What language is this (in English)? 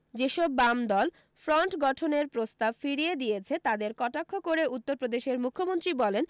Bangla